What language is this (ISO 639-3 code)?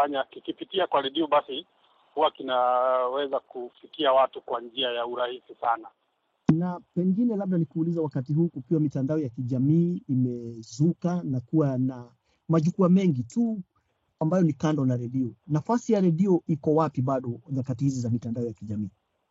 swa